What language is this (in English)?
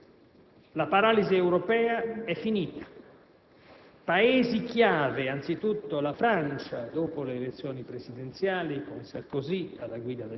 Italian